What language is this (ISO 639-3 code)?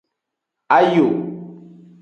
ajg